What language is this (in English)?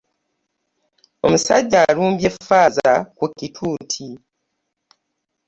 Ganda